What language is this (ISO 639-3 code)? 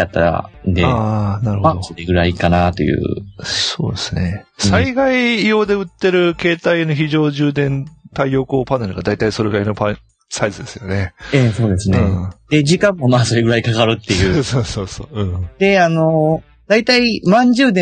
jpn